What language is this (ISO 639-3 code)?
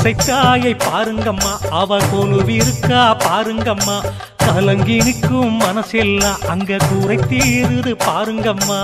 ara